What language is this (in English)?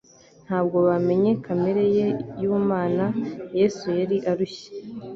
Kinyarwanda